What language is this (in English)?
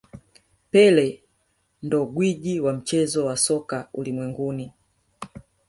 Swahili